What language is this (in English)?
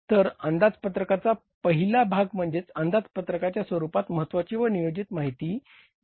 Marathi